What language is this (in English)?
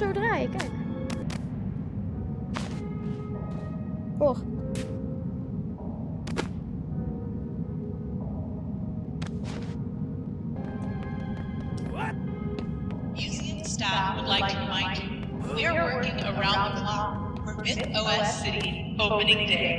Dutch